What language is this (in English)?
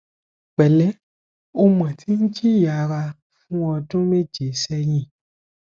Yoruba